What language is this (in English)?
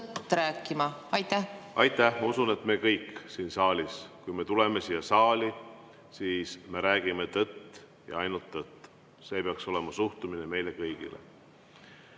Estonian